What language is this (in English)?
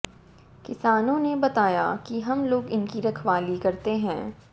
Hindi